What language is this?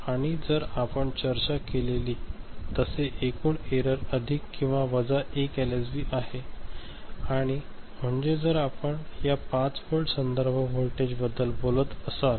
Marathi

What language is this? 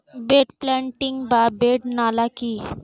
Bangla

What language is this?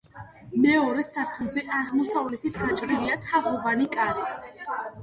Georgian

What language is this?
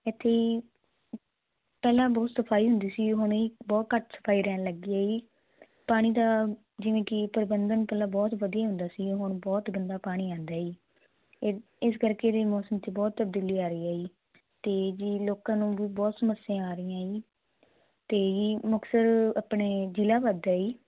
Punjabi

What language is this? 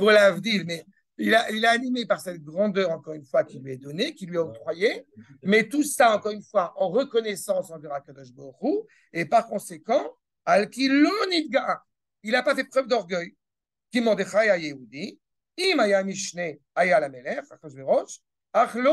French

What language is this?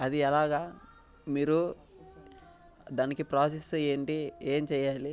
Telugu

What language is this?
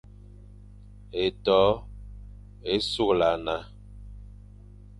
Fang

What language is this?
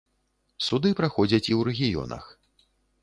Belarusian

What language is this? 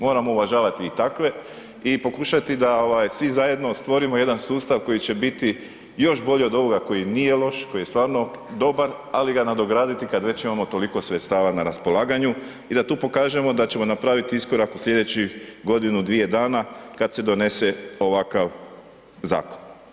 Croatian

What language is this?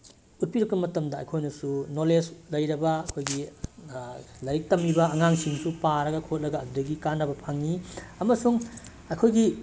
Manipuri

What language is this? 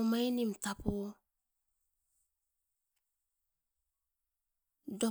Askopan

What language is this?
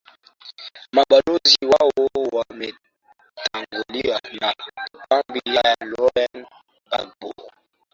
Swahili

